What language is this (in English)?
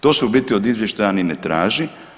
Croatian